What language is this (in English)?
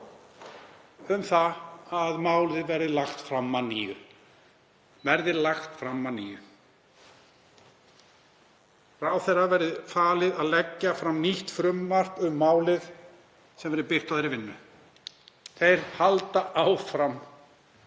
Icelandic